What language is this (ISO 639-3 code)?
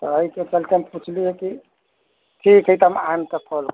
mai